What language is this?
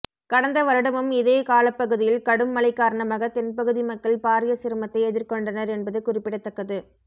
Tamil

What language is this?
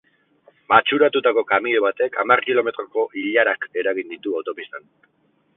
Basque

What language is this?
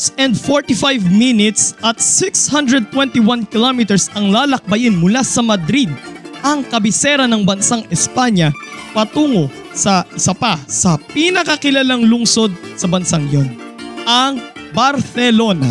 Filipino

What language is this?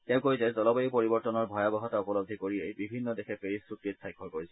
Assamese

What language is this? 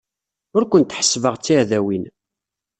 Kabyle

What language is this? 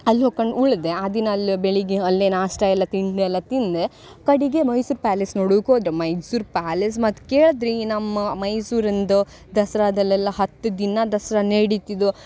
Kannada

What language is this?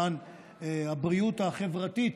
Hebrew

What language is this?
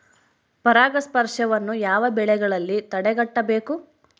Kannada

